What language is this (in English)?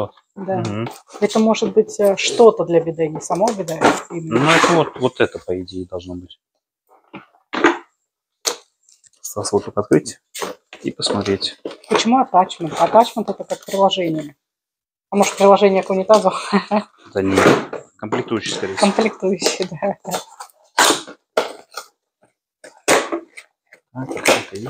Russian